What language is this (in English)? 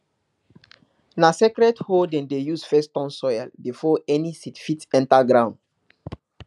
Nigerian Pidgin